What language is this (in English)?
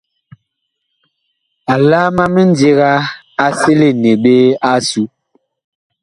Bakoko